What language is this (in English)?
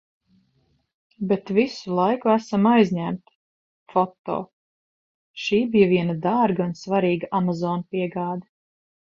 Latvian